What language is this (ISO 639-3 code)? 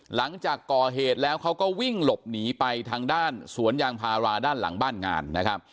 tha